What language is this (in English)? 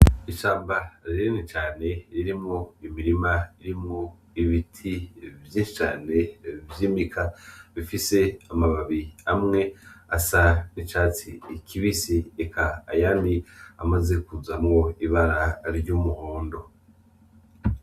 Rundi